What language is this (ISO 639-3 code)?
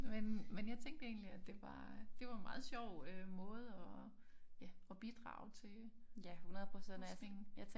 dan